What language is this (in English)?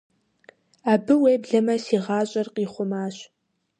Kabardian